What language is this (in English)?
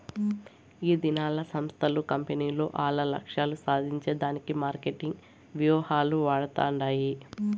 Telugu